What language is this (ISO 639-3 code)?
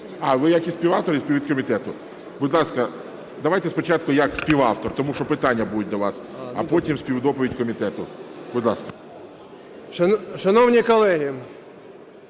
ukr